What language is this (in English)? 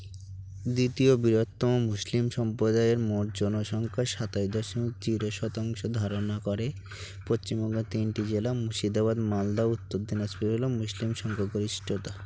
Bangla